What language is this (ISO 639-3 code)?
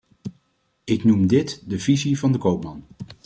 nld